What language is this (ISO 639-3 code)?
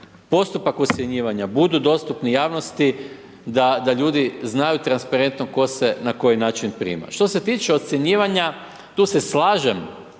hrv